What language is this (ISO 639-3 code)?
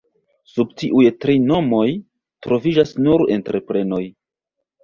epo